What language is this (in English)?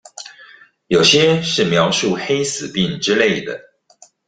Chinese